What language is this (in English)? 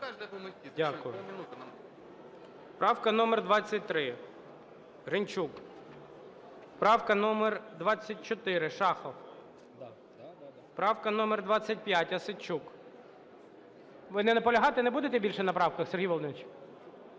Ukrainian